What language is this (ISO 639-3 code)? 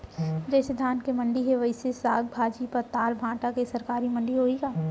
hne